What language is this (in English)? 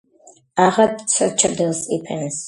Georgian